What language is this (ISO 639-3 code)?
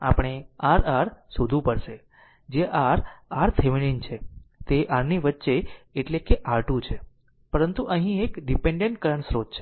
guj